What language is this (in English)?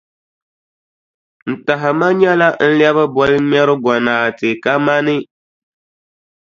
Dagbani